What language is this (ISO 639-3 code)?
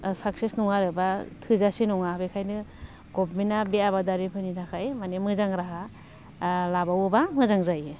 brx